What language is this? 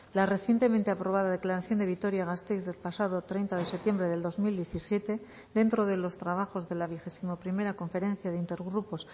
Spanish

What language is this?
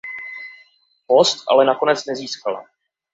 Czech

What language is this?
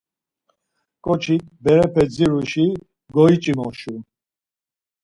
Laz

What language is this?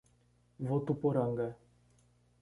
Portuguese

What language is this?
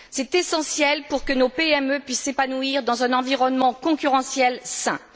French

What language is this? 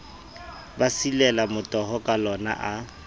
Southern Sotho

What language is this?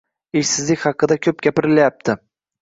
Uzbek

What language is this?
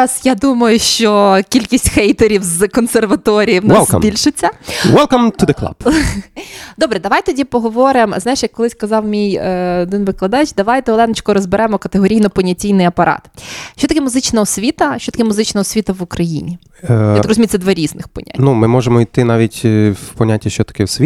Ukrainian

